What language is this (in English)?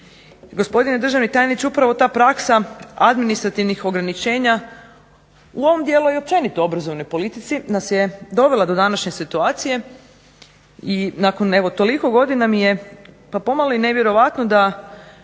Croatian